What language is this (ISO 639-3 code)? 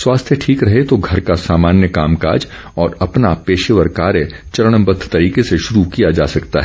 hin